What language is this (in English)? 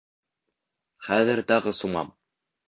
Bashkir